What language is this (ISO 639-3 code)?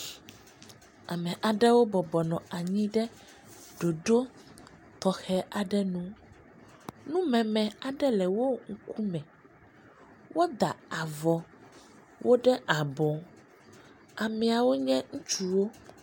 ewe